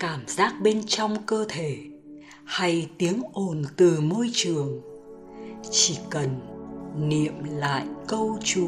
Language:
Vietnamese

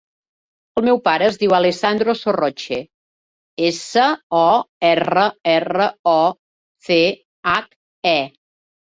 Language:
Catalan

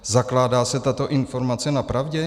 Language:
Czech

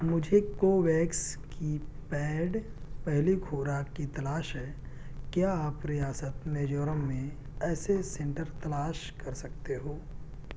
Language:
Urdu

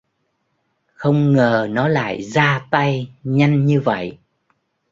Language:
Vietnamese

